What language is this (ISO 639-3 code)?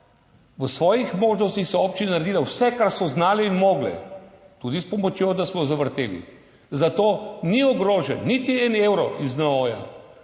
slv